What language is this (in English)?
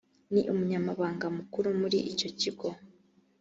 Kinyarwanda